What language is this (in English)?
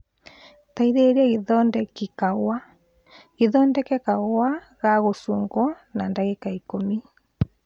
Kikuyu